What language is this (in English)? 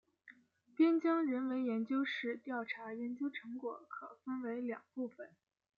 Chinese